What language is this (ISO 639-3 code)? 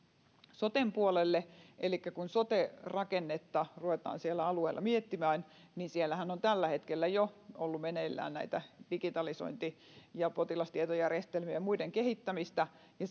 fin